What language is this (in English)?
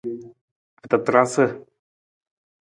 Nawdm